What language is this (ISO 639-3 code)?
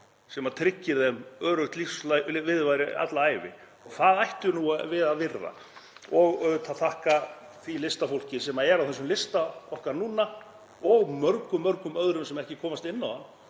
isl